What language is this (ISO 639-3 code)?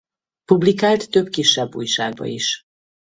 hun